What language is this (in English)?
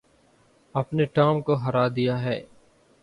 Urdu